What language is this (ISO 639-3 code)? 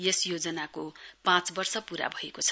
nep